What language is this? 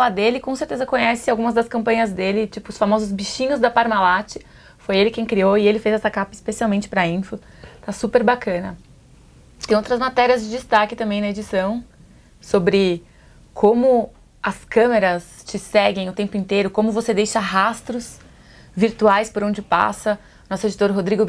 Portuguese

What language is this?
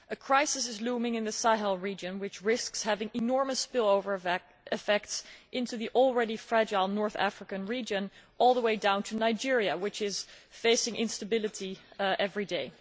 English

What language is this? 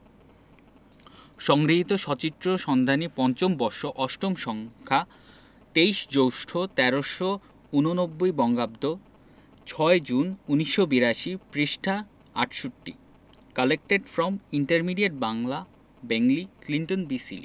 Bangla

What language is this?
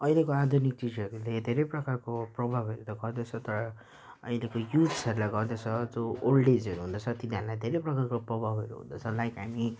Nepali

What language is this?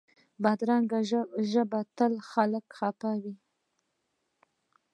Pashto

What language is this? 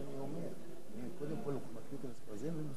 Hebrew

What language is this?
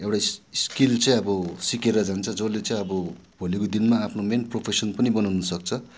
Nepali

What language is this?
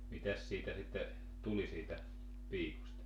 Finnish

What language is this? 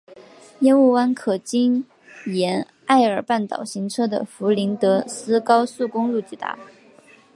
Chinese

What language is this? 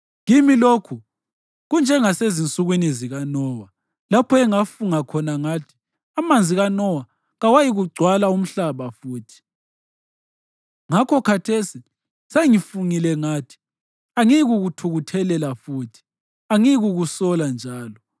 North Ndebele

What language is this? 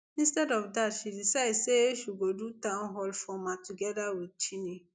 Nigerian Pidgin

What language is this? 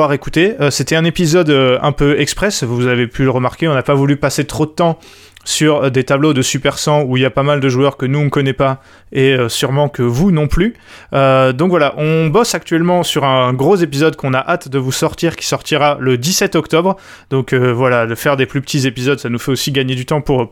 French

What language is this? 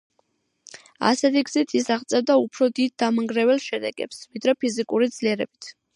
Georgian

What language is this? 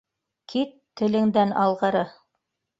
Bashkir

